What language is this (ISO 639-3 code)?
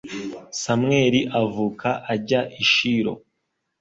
kin